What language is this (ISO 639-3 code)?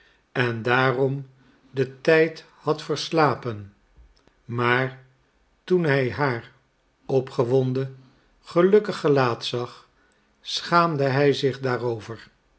nld